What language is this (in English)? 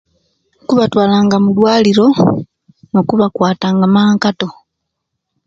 Kenyi